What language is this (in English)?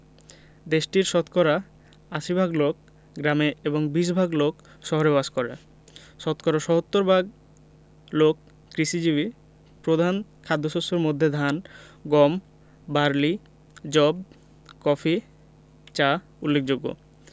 Bangla